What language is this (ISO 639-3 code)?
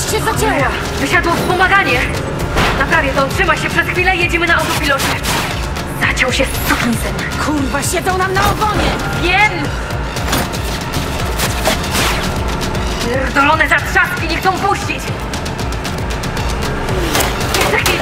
pol